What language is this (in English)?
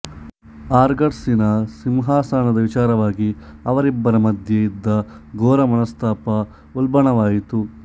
Kannada